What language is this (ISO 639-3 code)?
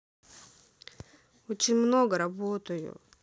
rus